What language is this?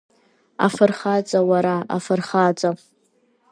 Abkhazian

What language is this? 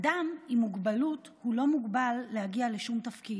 Hebrew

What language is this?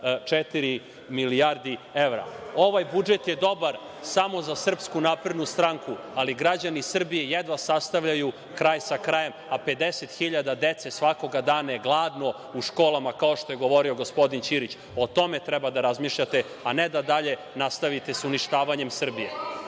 Serbian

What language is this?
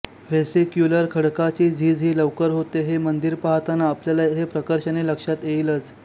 Marathi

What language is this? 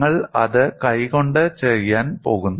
Malayalam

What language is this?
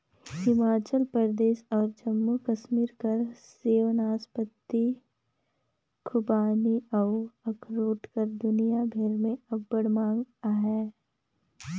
Chhattisgarhi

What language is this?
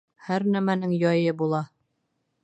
Bashkir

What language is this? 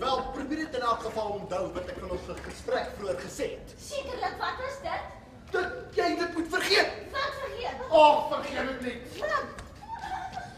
Dutch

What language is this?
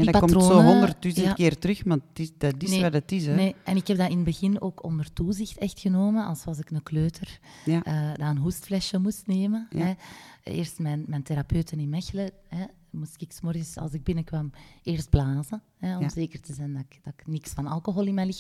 Dutch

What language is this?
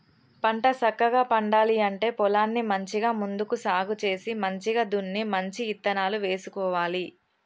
Telugu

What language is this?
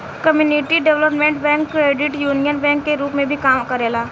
Bhojpuri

